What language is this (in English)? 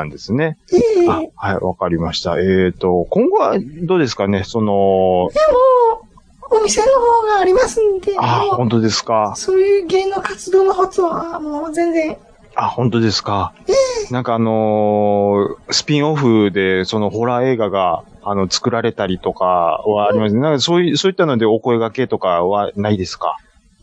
Japanese